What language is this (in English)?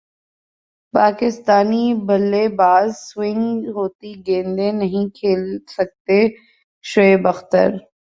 Urdu